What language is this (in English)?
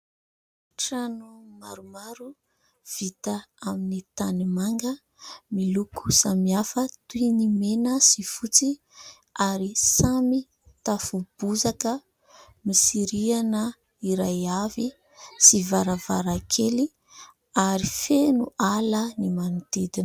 Malagasy